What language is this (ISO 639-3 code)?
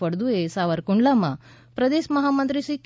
guj